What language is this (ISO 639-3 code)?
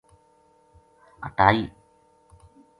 gju